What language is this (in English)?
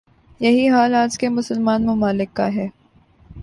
Urdu